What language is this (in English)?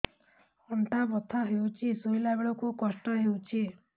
Odia